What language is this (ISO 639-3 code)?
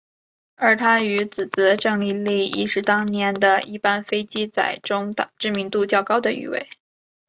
zho